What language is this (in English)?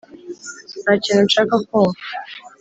Kinyarwanda